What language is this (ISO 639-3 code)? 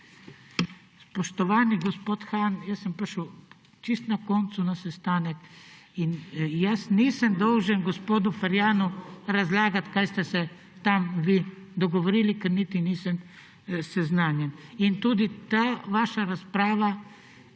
slv